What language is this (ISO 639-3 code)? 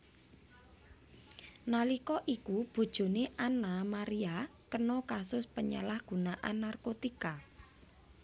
jav